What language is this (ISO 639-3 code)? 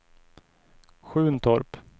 swe